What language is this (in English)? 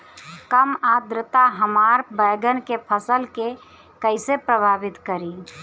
Bhojpuri